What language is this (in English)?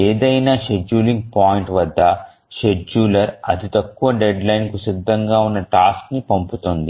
Telugu